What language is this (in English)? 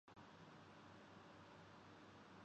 Urdu